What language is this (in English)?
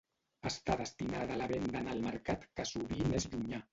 Catalan